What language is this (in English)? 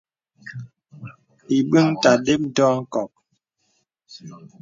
Bebele